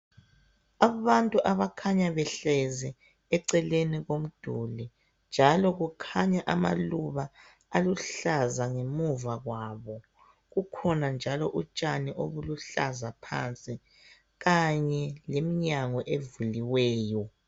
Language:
North Ndebele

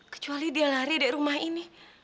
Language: Indonesian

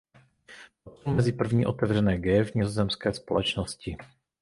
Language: Czech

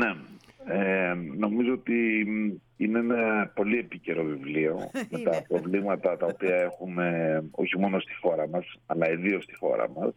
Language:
Greek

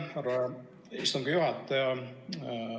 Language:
Estonian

